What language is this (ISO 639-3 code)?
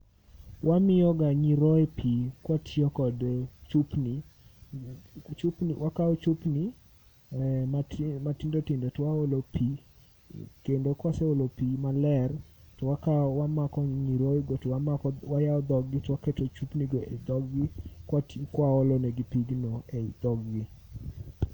luo